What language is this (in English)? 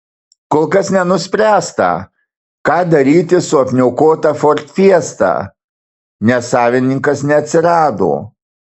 Lithuanian